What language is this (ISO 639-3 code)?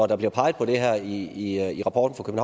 dan